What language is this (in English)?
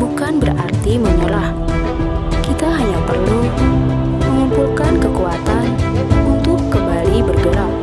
Indonesian